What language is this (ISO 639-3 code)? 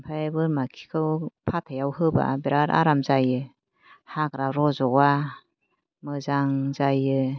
brx